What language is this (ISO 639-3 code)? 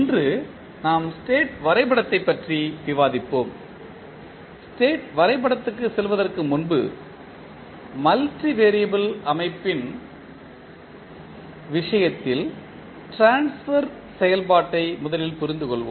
tam